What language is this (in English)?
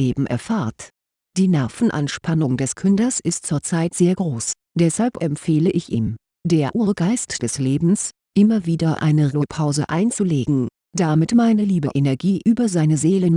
German